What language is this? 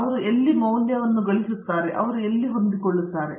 Kannada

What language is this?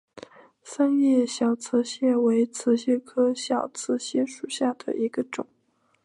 Chinese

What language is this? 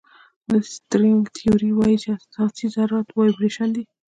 Pashto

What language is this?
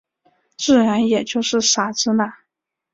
Chinese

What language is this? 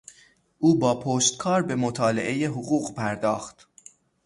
Persian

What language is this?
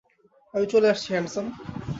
Bangla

